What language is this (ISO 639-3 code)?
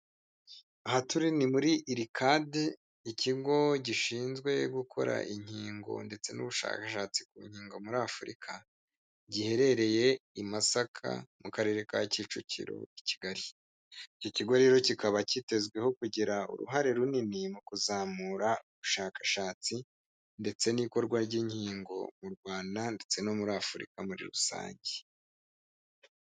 kin